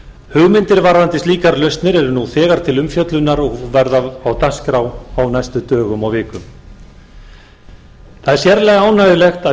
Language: Icelandic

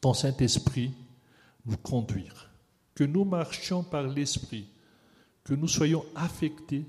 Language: French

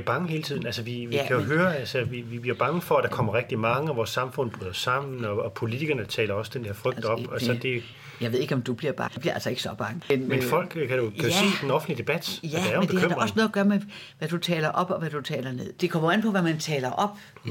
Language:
Danish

